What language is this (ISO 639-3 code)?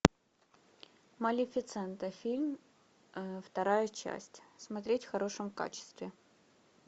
rus